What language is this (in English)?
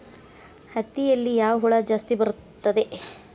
Kannada